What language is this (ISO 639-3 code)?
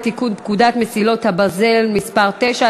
heb